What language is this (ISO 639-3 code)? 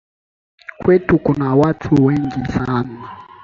swa